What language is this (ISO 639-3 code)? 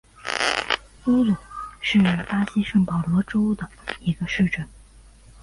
zho